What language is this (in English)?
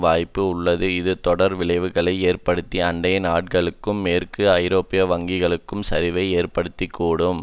Tamil